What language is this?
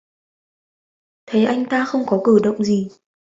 Vietnamese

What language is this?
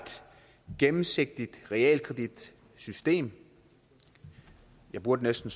Danish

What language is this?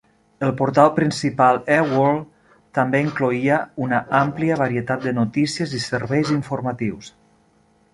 Catalan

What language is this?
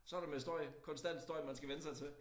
Danish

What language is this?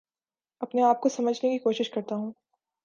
Urdu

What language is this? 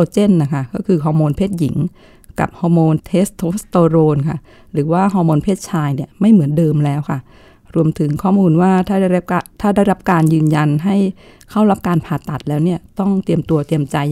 Thai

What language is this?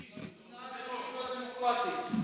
Hebrew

